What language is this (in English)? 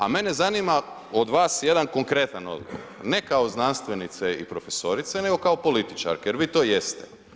Croatian